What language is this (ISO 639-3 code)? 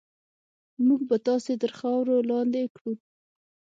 pus